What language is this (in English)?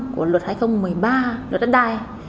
Vietnamese